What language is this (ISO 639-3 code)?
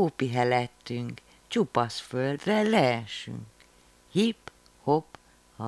hun